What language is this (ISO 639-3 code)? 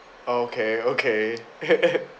eng